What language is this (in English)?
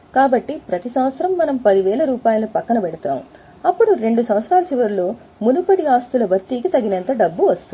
Telugu